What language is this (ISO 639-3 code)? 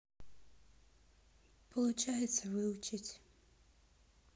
rus